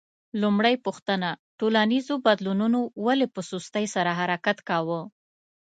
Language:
Pashto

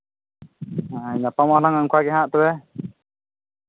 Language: Santali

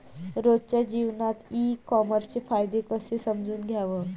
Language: Marathi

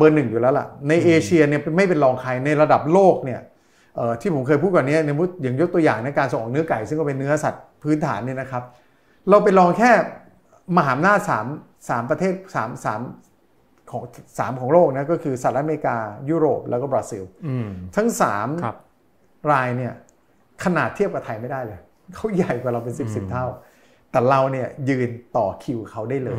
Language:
Thai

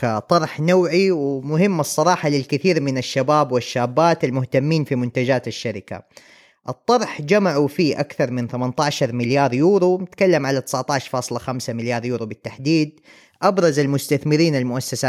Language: Arabic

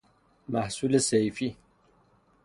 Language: Persian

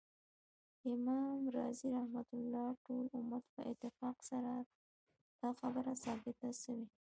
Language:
Pashto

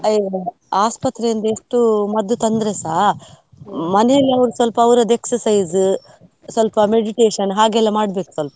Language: Kannada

